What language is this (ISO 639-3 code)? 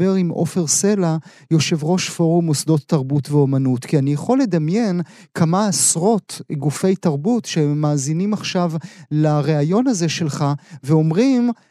heb